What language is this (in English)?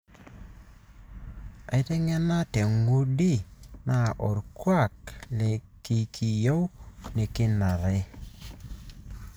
Masai